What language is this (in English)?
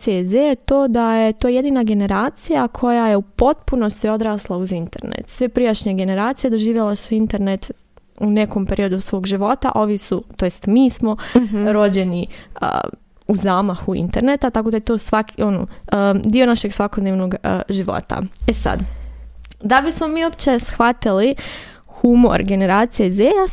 Croatian